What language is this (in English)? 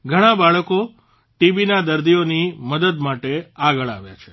Gujarati